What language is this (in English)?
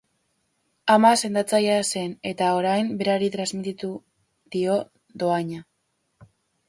Basque